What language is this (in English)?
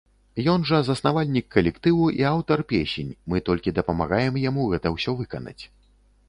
Belarusian